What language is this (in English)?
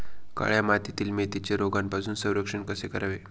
Marathi